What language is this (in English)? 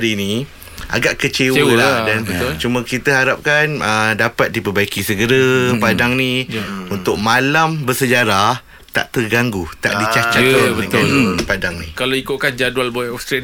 Malay